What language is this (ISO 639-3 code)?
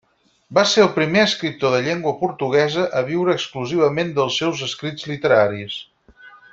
cat